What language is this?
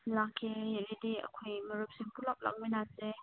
Manipuri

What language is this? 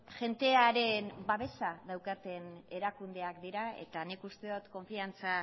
Basque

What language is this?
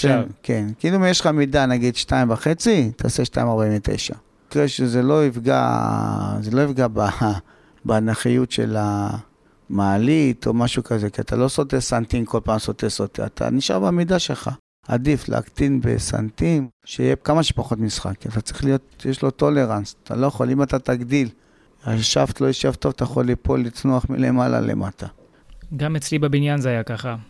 Hebrew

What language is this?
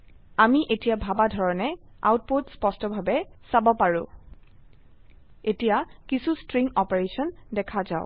Assamese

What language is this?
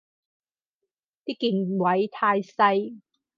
Cantonese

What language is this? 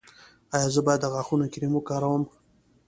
Pashto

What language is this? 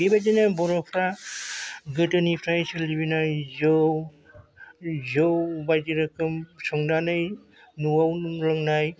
Bodo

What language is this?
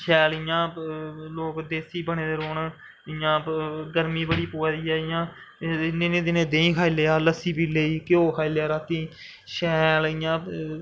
Dogri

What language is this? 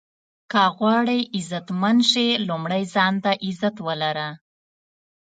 Pashto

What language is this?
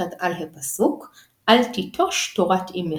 Hebrew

